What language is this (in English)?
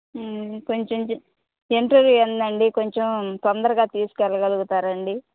Telugu